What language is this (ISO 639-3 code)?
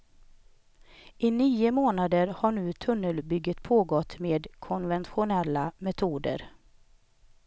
swe